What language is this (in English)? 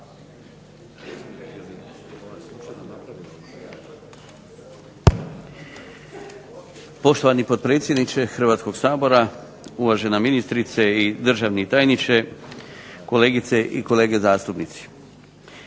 Croatian